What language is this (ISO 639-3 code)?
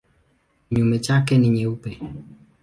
swa